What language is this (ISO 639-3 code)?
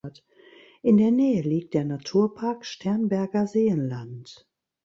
deu